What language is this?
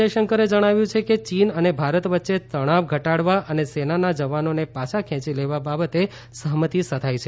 Gujarati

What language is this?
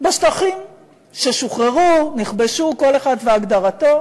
Hebrew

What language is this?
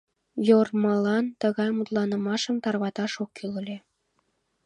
Mari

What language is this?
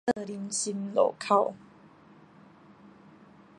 Min Nan Chinese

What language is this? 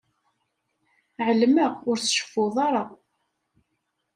Kabyle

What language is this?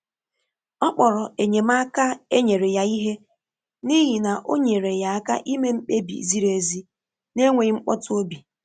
Igbo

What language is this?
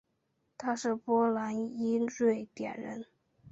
Chinese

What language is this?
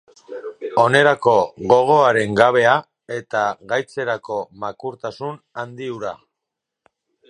Basque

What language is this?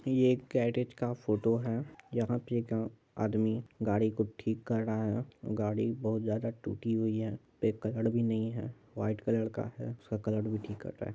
Hindi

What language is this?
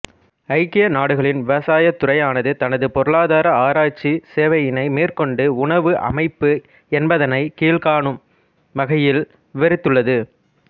Tamil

